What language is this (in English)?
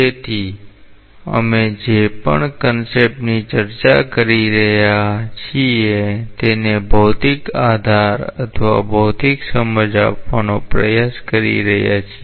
Gujarati